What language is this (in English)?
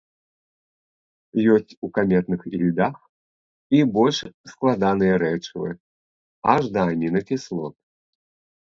Belarusian